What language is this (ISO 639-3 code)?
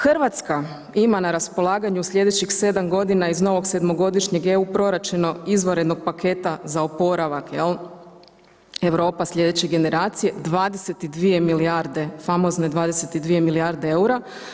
hrv